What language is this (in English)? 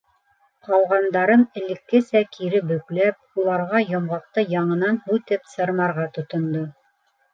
Bashkir